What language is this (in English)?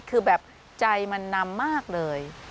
Thai